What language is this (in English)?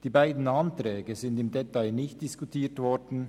Swiss German